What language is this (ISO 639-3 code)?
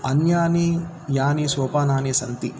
san